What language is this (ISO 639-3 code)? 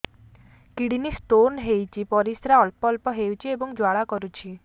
ori